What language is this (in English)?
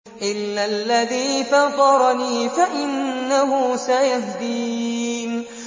Arabic